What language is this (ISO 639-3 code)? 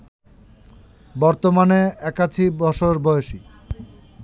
ben